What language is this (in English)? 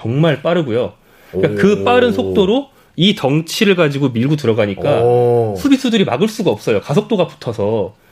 Korean